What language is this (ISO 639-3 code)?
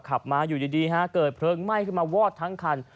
tha